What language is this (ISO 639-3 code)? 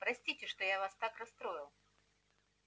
rus